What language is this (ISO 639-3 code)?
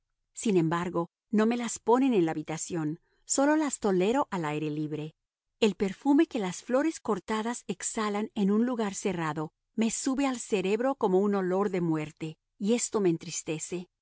spa